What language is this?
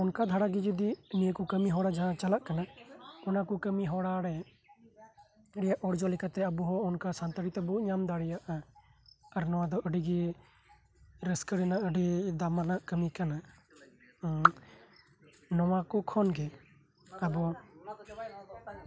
Santali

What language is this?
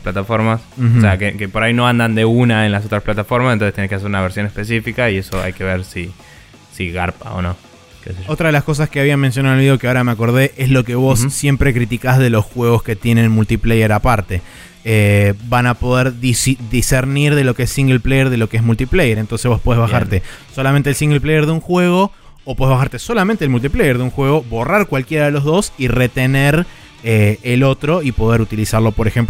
Spanish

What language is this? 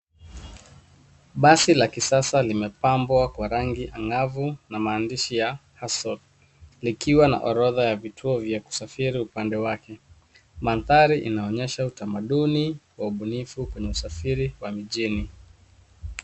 Swahili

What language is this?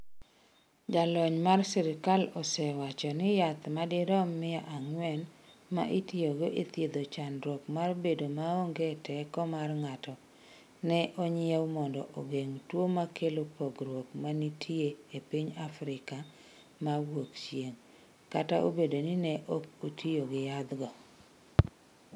Luo (Kenya and Tanzania)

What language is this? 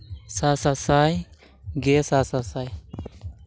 Santali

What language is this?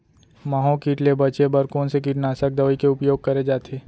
Chhattisgarhi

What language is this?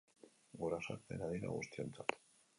Basque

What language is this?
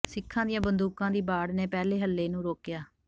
Punjabi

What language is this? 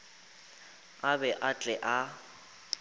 Northern Sotho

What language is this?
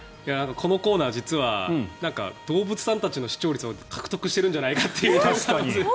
Japanese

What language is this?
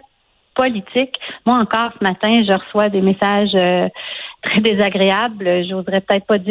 French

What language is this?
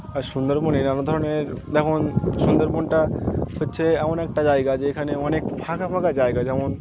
Bangla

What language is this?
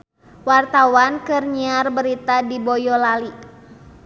Sundanese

